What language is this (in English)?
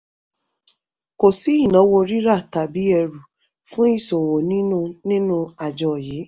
Yoruba